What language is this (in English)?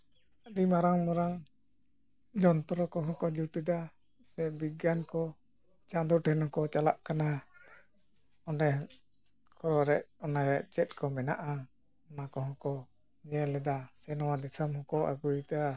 Santali